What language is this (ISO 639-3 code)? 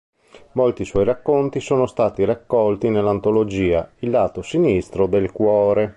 ita